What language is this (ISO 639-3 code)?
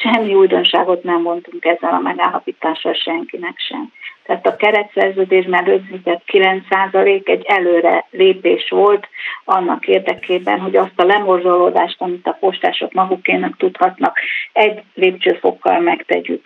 hun